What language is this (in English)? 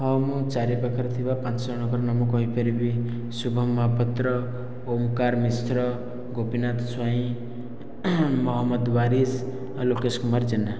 Odia